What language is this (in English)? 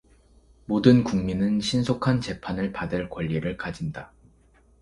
Korean